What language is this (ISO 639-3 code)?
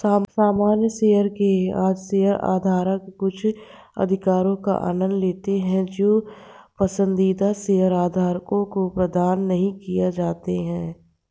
hin